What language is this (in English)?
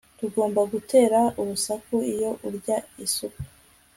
Kinyarwanda